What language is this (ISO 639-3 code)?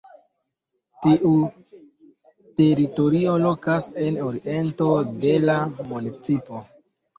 epo